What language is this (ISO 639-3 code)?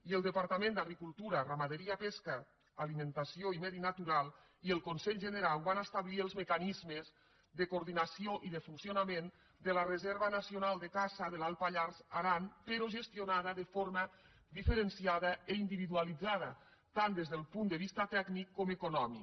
cat